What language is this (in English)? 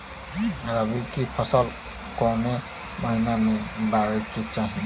Bhojpuri